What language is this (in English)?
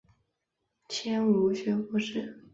Chinese